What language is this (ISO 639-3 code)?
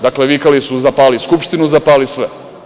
srp